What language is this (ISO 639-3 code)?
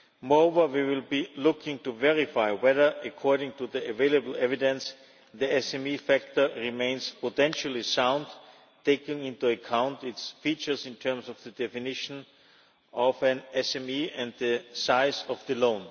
eng